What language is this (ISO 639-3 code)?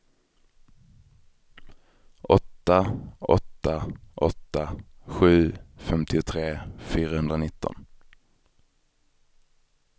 swe